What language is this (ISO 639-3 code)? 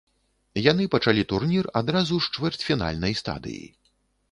bel